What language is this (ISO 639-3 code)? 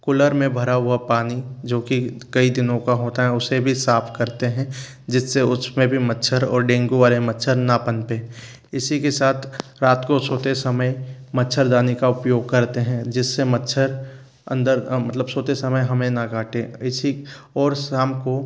hin